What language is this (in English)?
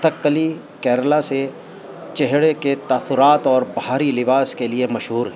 Urdu